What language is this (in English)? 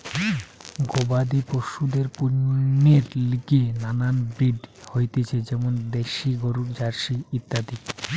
Bangla